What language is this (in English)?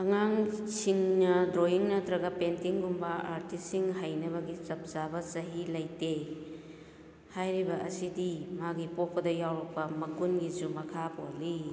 Manipuri